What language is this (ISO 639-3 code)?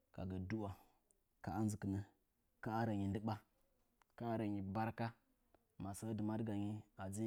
nja